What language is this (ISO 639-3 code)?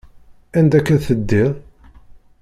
kab